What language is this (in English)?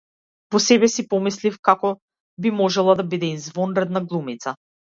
Macedonian